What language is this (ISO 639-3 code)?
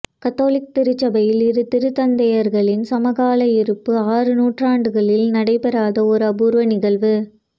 tam